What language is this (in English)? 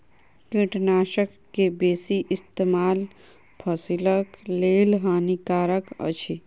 Maithili